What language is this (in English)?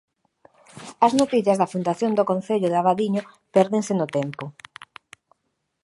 Galician